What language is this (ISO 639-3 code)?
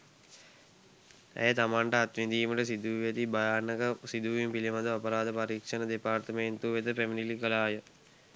sin